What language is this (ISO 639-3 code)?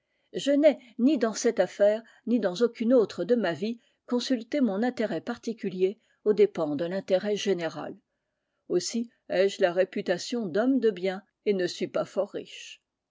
fra